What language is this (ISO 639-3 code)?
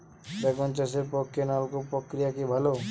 ben